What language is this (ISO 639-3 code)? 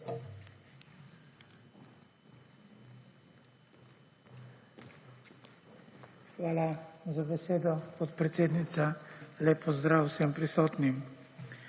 slv